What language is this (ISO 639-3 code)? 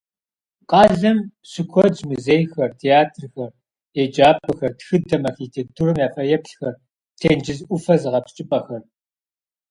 kbd